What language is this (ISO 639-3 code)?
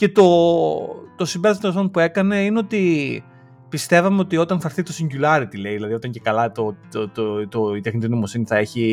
ell